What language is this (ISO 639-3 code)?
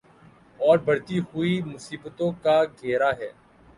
urd